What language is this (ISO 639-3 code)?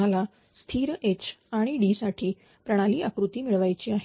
mar